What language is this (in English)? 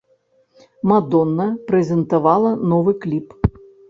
Belarusian